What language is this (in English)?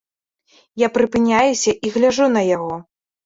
Belarusian